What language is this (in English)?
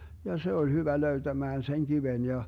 Finnish